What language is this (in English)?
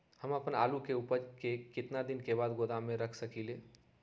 Magahi